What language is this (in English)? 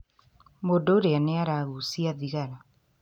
Kikuyu